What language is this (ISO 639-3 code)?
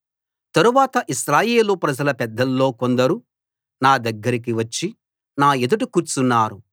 tel